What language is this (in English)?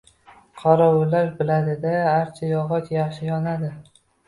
Uzbek